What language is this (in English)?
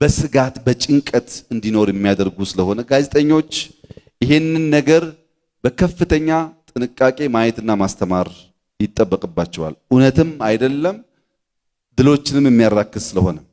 Amharic